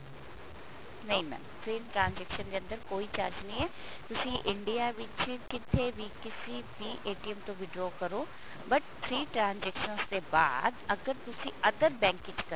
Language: Punjabi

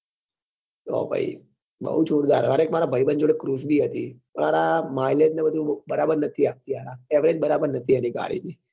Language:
Gujarati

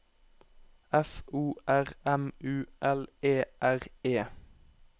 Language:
Norwegian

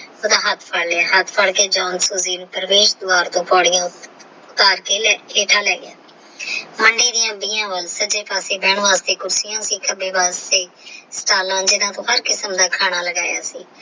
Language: Punjabi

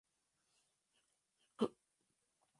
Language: Spanish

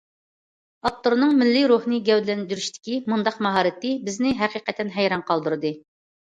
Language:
Uyghur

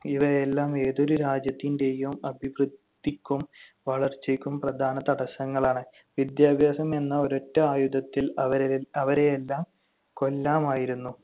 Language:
Malayalam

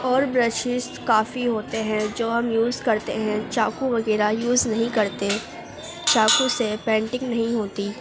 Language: Urdu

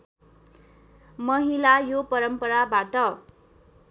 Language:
Nepali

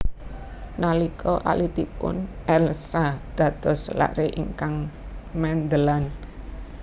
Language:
Javanese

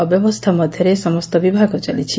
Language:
Odia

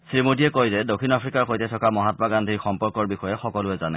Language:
Assamese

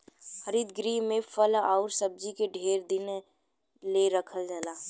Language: Bhojpuri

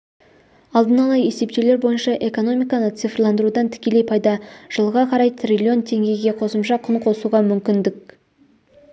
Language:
Kazakh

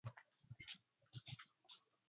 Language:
Arabic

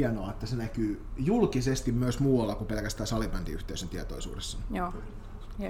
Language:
Finnish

